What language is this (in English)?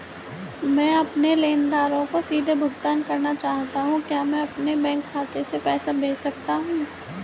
Hindi